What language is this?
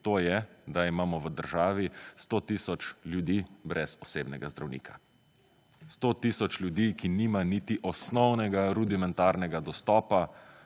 Slovenian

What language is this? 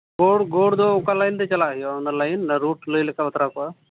Santali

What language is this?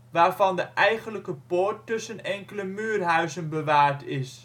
Dutch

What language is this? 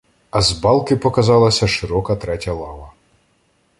Ukrainian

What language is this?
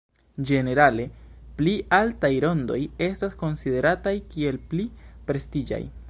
Esperanto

